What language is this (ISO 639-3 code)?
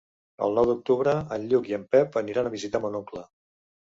cat